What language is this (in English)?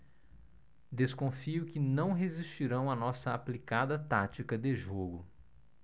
Portuguese